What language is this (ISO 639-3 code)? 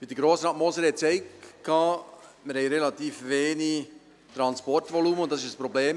gsw